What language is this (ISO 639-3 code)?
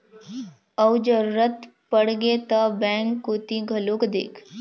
hne